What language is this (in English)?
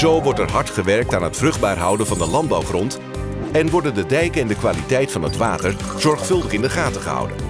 Dutch